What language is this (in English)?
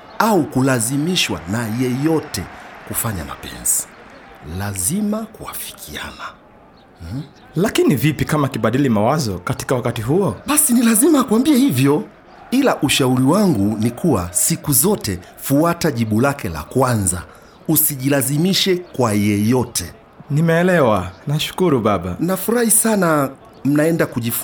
Swahili